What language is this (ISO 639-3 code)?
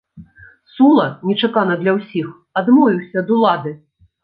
bel